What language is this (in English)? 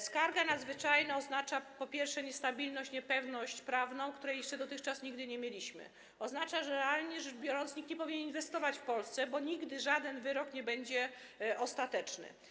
Polish